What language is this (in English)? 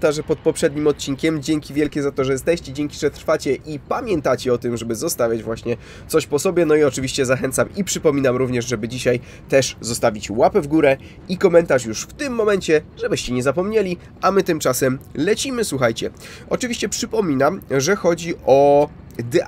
Polish